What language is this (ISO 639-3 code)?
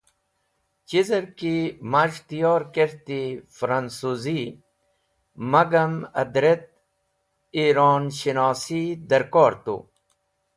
wbl